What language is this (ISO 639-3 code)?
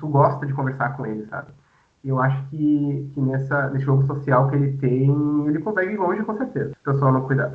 por